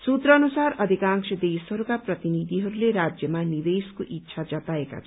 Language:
Nepali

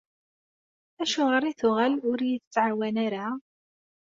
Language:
Kabyle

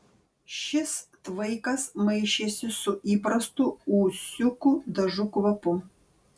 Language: Lithuanian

